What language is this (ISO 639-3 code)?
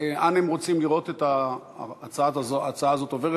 heb